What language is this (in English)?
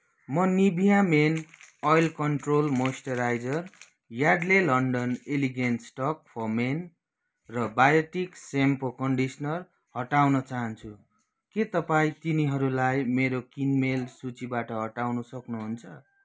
Nepali